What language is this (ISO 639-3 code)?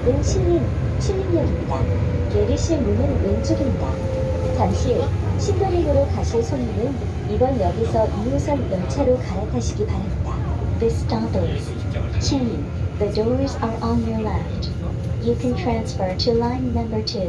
kor